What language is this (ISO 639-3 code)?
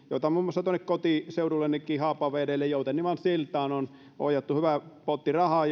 fin